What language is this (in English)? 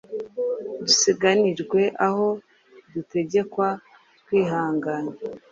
Kinyarwanda